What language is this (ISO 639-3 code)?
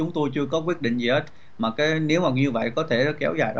vie